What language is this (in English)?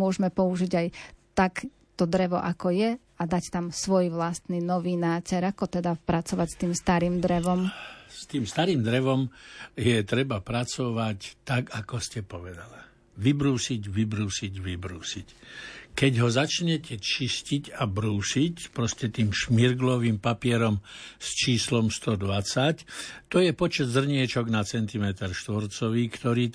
Slovak